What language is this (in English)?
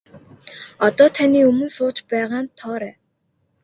Mongolian